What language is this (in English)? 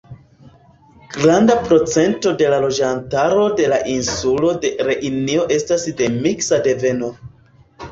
Esperanto